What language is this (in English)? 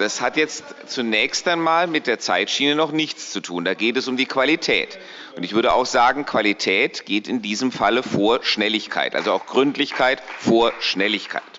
German